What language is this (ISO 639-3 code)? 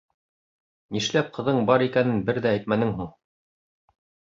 bak